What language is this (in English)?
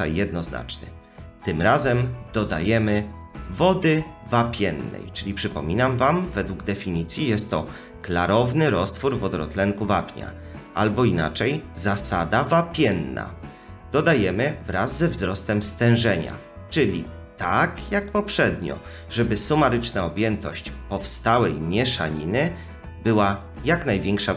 Polish